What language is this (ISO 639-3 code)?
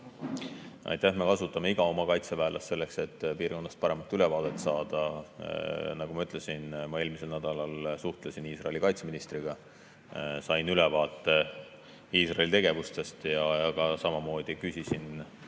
est